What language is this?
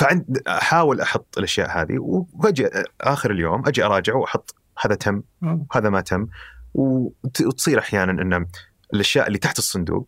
Arabic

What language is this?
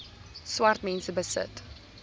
Afrikaans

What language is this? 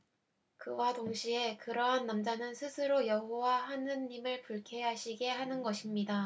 Korean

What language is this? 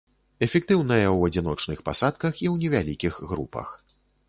Belarusian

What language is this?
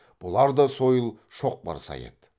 Kazakh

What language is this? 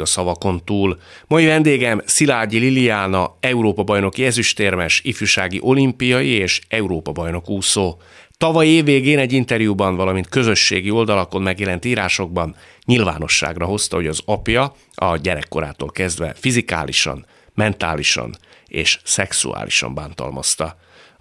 Hungarian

